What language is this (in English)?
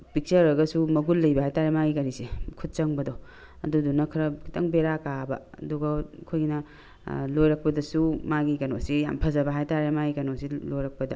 Manipuri